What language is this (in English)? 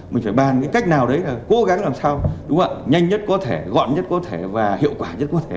Vietnamese